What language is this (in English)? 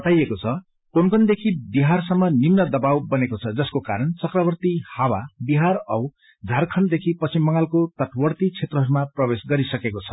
Nepali